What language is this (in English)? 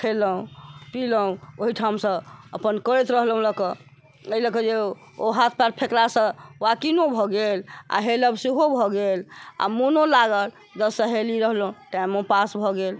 Maithili